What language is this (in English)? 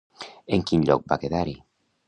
Catalan